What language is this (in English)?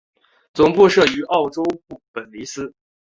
Chinese